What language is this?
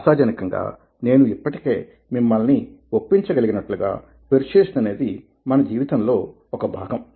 Telugu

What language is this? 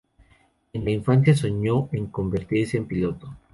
Spanish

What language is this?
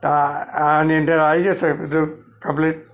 Gujarati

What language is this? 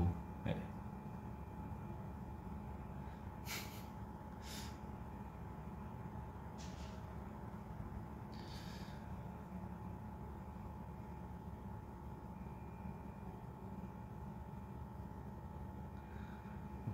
Korean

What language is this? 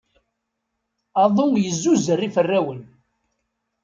Kabyle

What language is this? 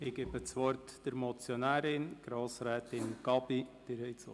Swiss German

